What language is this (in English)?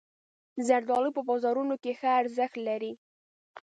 Pashto